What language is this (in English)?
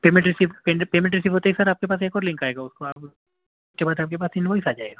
Urdu